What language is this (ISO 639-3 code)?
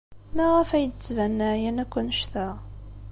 kab